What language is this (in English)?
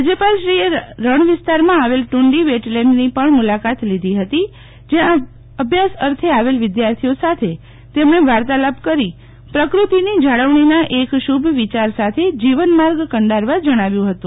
Gujarati